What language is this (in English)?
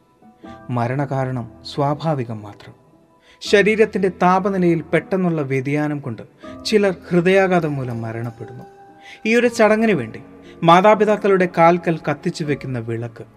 Malayalam